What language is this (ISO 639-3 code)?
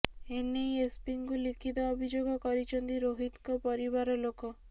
ori